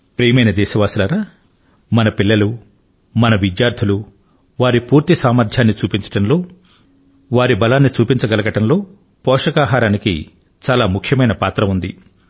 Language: Telugu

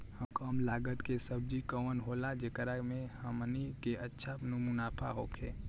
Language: Bhojpuri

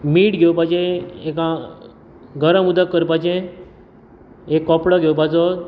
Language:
Konkani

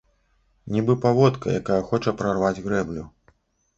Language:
Belarusian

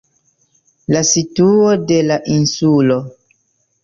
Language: Esperanto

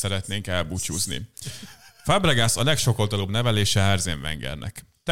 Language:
Hungarian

